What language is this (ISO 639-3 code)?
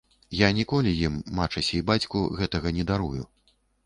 bel